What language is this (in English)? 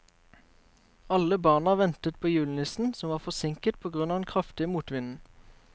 Norwegian